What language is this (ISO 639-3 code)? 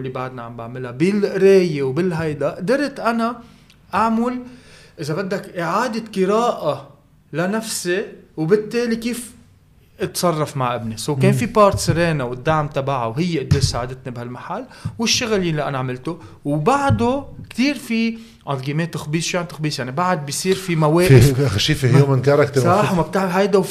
ara